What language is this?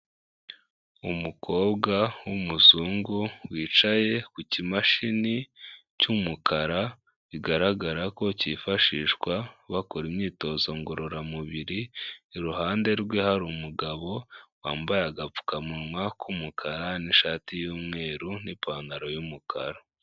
Kinyarwanda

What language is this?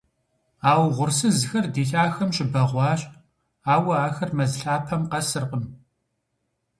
Kabardian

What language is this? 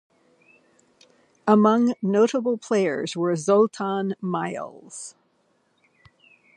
English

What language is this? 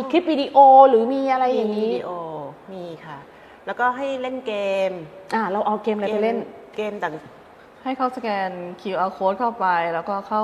Thai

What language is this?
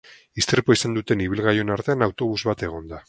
Basque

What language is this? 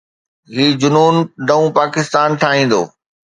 Sindhi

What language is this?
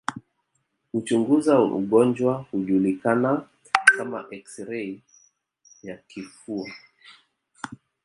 Swahili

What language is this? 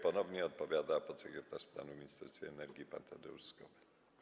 Polish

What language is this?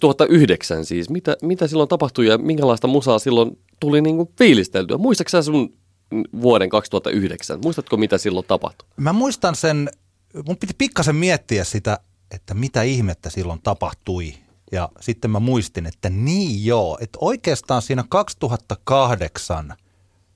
Finnish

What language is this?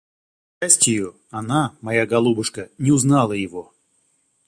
Russian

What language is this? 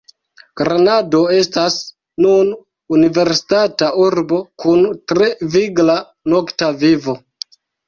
Esperanto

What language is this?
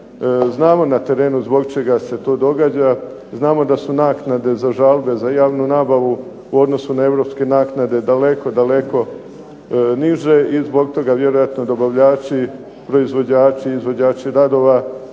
Croatian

